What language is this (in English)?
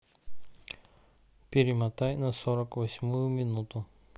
Russian